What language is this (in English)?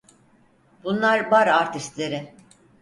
Turkish